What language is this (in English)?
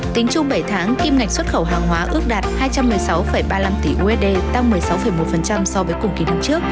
Vietnamese